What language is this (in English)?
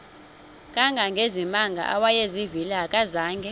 Xhosa